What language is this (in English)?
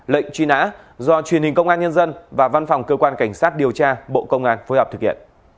Vietnamese